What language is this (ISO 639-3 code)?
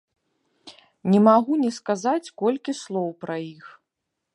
bel